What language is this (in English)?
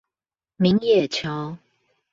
Chinese